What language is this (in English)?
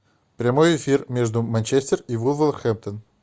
Russian